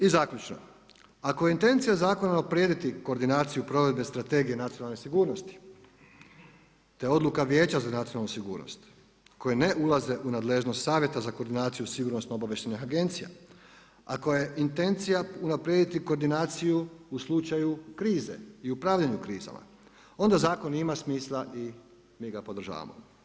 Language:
Croatian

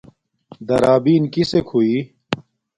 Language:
Domaaki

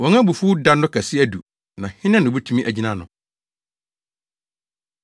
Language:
Akan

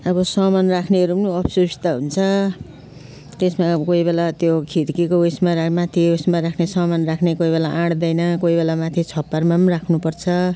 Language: Nepali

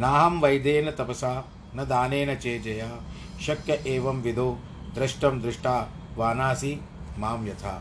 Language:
Hindi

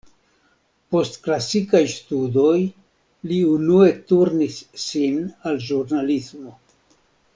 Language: Esperanto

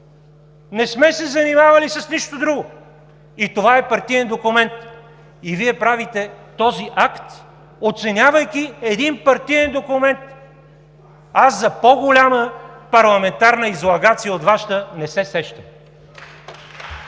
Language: Bulgarian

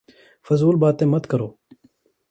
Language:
Urdu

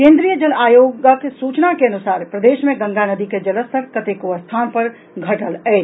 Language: Maithili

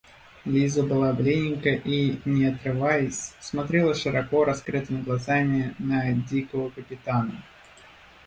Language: Russian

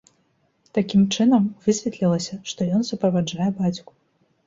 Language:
Belarusian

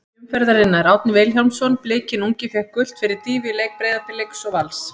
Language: Icelandic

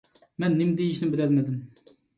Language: Uyghur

